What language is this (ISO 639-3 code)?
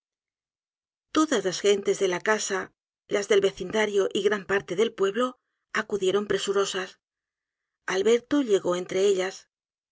spa